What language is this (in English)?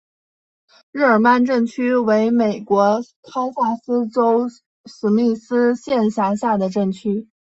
Chinese